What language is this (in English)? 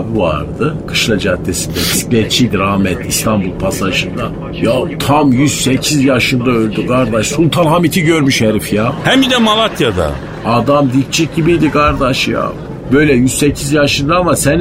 Turkish